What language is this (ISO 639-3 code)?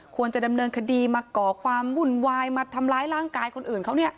tha